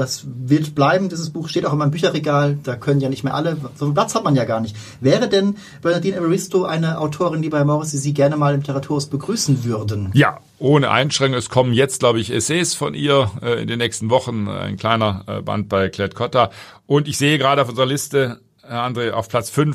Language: German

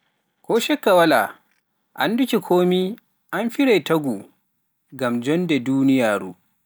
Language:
Pular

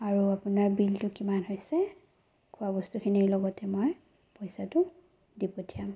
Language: Assamese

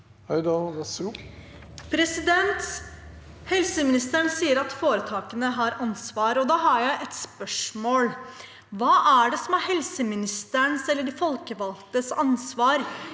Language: Norwegian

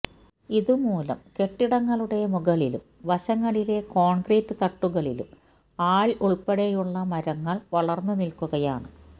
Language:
Malayalam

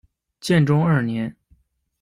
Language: Chinese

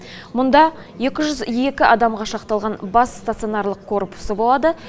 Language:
Kazakh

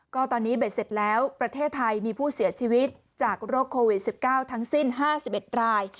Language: Thai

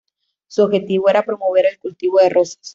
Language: Spanish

